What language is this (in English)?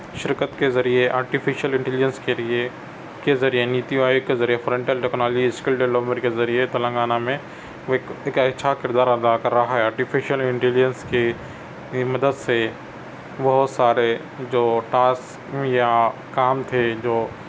Urdu